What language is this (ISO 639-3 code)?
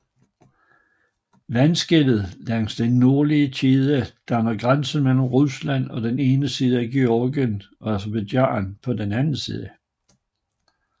dan